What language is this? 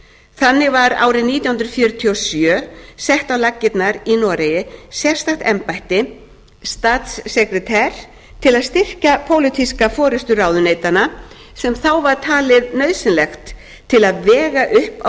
Icelandic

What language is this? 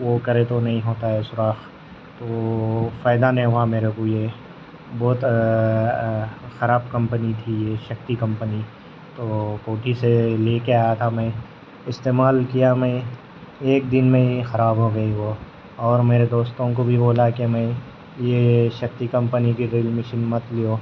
Urdu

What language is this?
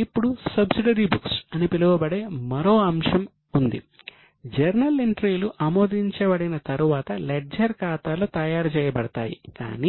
Telugu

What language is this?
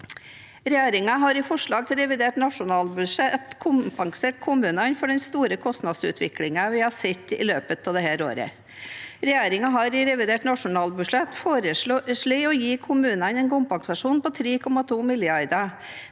Norwegian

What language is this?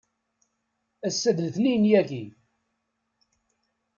Kabyle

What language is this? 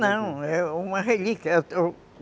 Portuguese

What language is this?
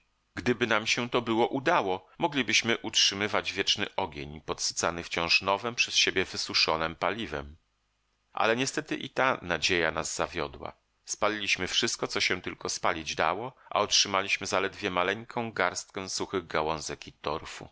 Polish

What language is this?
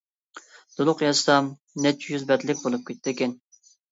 Uyghur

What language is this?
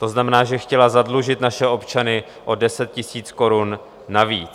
Czech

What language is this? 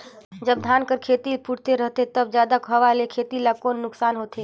Chhattisgarhi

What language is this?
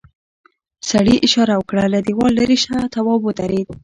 Pashto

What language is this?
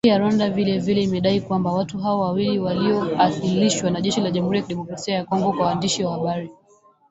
Swahili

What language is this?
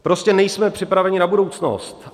Czech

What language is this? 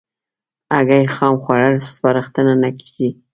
Pashto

